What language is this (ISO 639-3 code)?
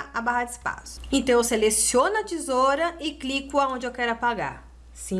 por